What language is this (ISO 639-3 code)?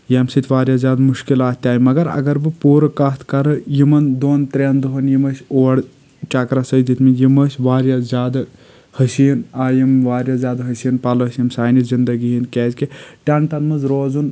kas